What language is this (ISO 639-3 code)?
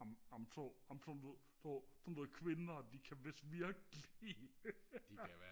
dan